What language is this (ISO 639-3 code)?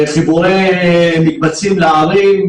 heb